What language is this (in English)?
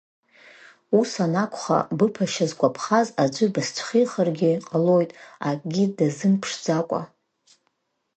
Abkhazian